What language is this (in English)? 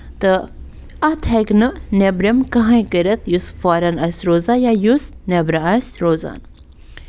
Kashmiri